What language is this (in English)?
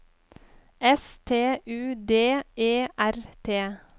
Norwegian